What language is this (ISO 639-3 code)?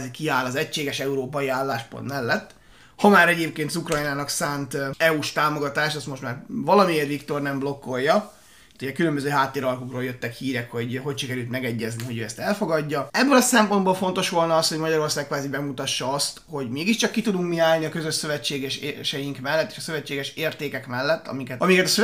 hun